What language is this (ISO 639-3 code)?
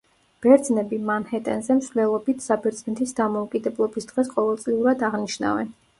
kat